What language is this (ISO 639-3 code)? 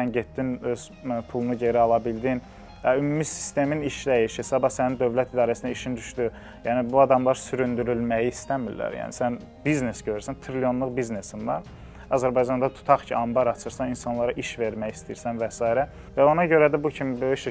tur